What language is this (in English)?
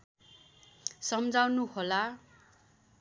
Nepali